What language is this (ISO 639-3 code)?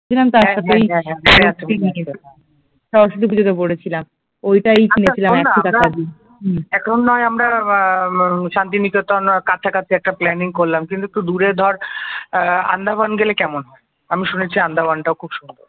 ben